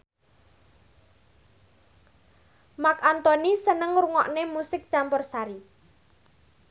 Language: Javanese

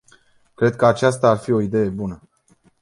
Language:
Romanian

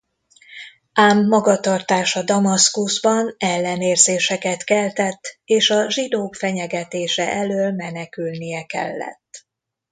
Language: Hungarian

